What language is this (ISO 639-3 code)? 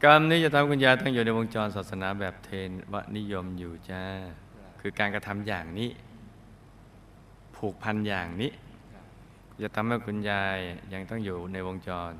tha